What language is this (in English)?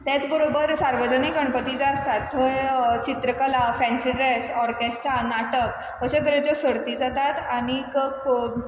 Konkani